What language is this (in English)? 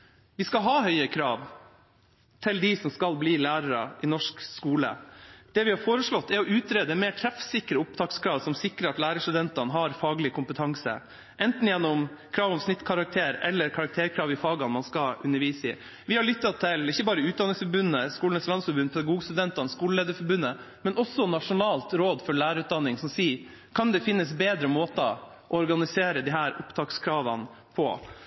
Norwegian Bokmål